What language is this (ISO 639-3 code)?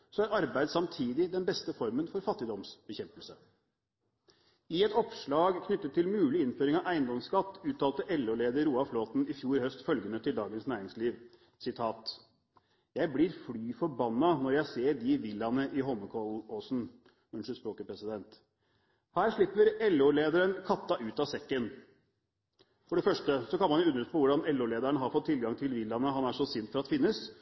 nob